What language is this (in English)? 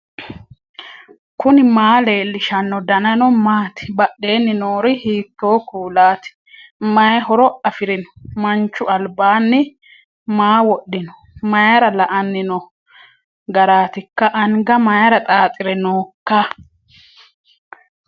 Sidamo